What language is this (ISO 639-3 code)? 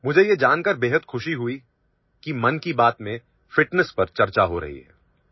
ori